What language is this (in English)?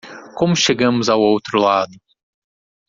Portuguese